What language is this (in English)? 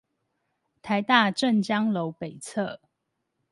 Chinese